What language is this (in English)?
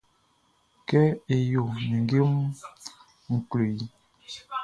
Baoulé